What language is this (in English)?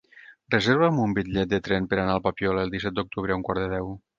Catalan